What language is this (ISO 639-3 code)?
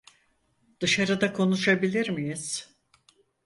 tur